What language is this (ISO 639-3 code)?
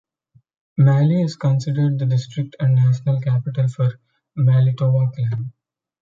eng